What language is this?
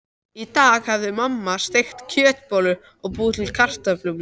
Icelandic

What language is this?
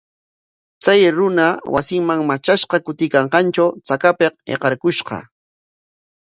Corongo Ancash Quechua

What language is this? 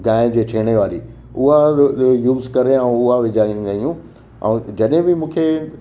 Sindhi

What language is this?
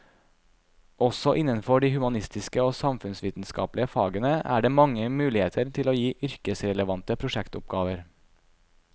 Norwegian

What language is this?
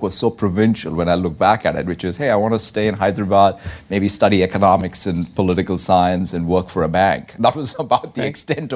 Hebrew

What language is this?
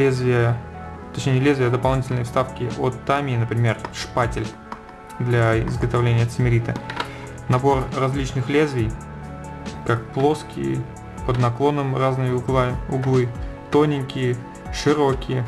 Russian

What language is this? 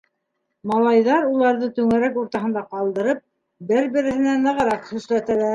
Bashkir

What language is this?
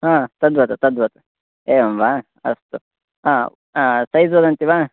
Sanskrit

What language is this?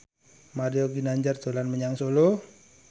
Javanese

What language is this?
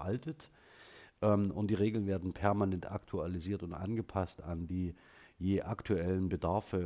German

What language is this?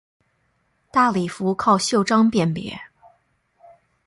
Chinese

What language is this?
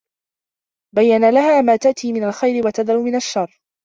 Arabic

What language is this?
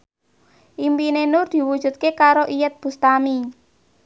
Javanese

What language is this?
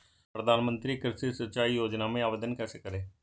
Hindi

